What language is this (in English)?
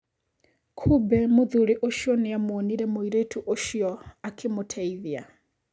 Kikuyu